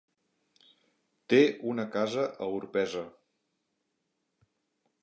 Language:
Catalan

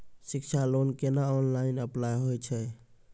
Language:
Maithili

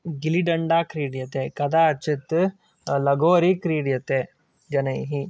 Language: Sanskrit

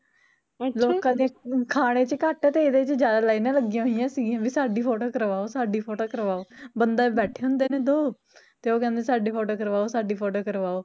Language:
Punjabi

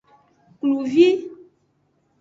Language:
Aja (Benin)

